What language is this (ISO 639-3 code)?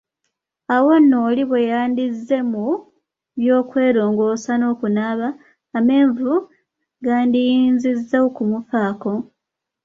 lug